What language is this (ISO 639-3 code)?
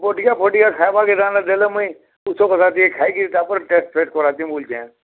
ori